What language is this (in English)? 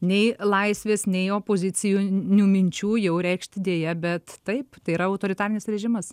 Lithuanian